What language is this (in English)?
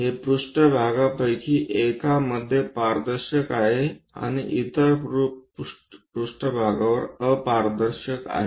Marathi